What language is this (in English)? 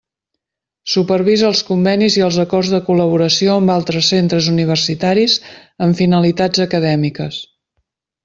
Catalan